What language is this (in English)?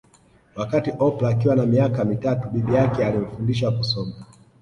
Swahili